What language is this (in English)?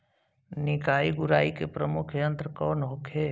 Bhojpuri